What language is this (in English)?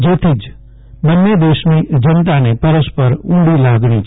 Gujarati